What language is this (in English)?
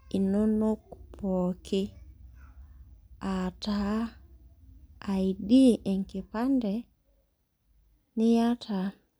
Masai